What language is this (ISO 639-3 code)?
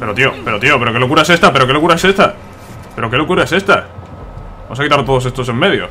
spa